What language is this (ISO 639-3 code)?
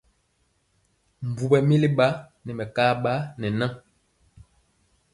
mcx